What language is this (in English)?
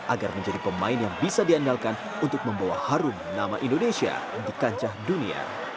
Indonesian